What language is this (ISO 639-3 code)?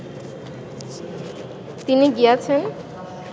ben